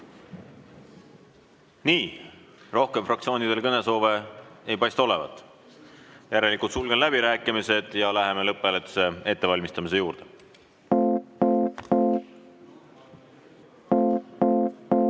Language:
Estonian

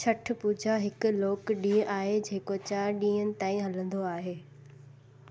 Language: Sindhi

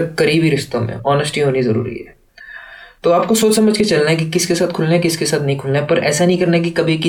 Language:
Hindi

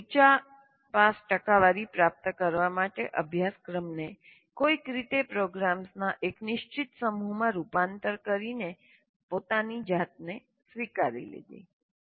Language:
Gujarati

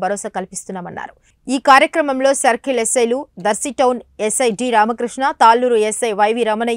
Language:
Romanian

